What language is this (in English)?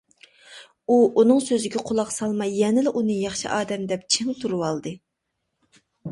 Uyghur